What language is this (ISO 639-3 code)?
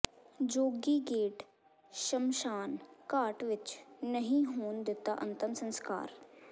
pan